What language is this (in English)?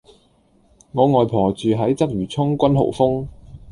Cantonese